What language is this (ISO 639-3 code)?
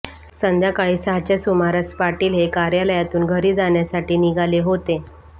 mar